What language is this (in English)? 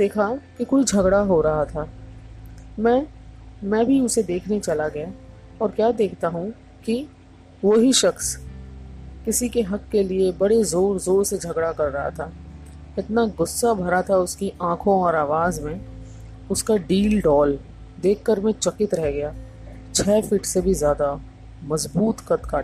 Hindi